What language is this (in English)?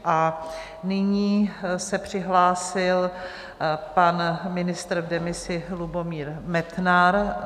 Czech